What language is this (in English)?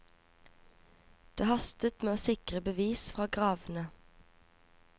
Norwegian